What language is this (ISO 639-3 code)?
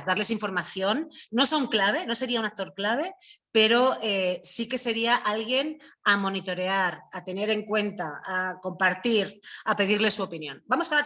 spa